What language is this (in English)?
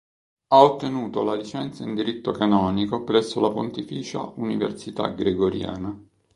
Italian